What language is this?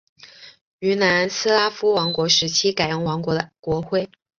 Chinese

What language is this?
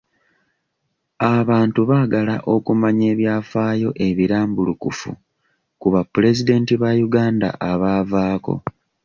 Ganda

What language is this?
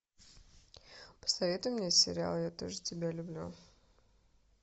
Russian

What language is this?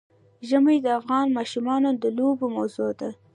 Pashto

